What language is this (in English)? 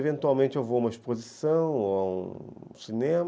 Portuguese